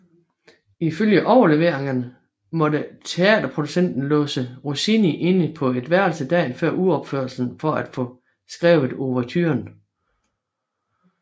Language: Danish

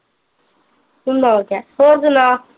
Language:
Punjabi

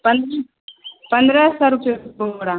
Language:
Maithili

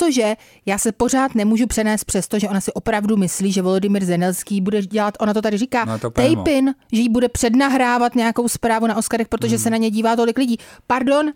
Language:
Czech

